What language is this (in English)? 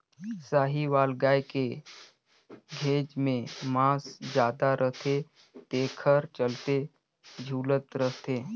Chhattisgarhi